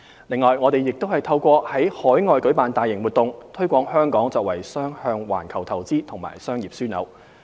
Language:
Cantonese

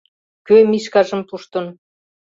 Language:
Mari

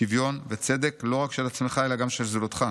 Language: Hebrew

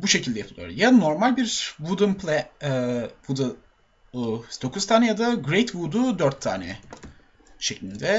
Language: Turkish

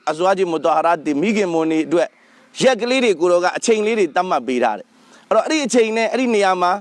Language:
English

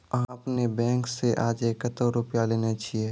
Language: Maithili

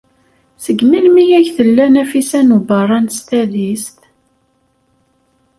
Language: Kabyle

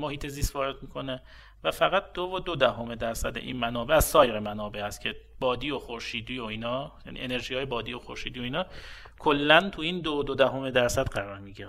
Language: Persian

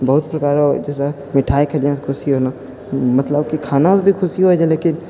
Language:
Maithili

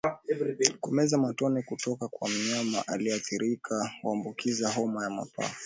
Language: Swahili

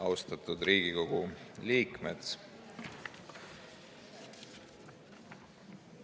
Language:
Estonian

